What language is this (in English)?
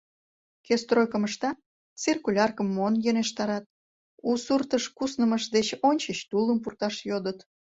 Mari